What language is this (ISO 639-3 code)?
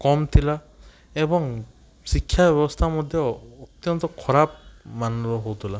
ori